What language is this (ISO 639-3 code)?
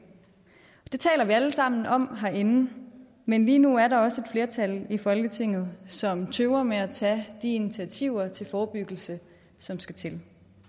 dan